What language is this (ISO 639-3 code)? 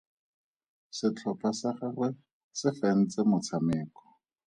tsn